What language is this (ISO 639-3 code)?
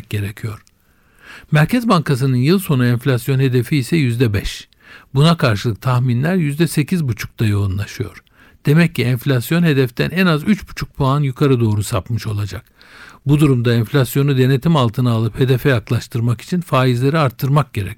tur